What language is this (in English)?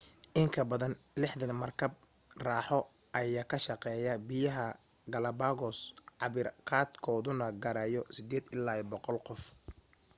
Somali